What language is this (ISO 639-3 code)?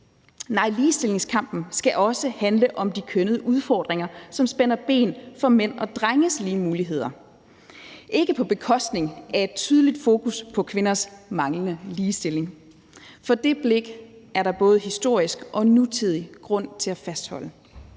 dan